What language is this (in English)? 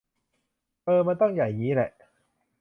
Thai